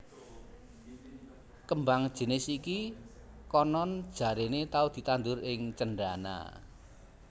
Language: Javanese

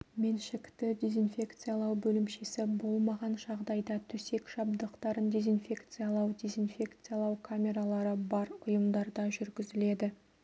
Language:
Kazakh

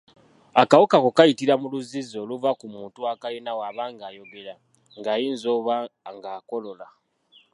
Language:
Ganda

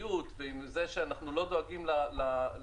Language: Hebrew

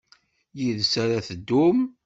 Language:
Kabyle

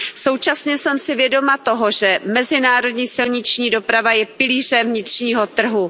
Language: Czech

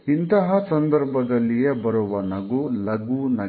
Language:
Kannada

